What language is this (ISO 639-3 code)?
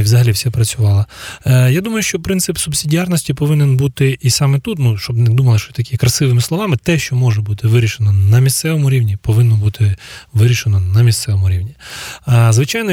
ukr